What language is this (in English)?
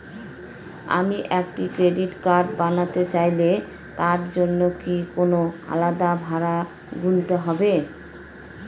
Bangla